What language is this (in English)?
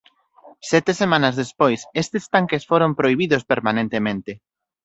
Galician